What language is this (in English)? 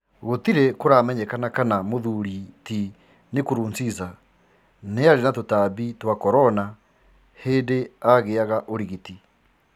Kikuyu